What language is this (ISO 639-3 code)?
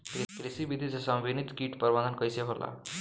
bho